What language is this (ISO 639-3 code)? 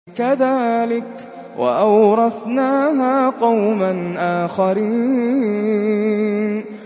ara